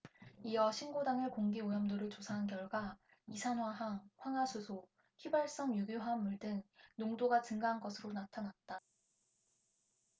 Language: Korean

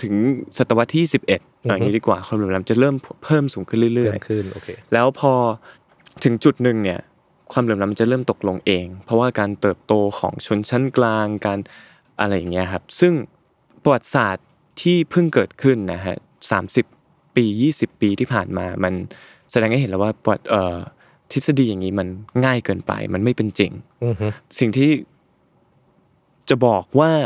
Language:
Thai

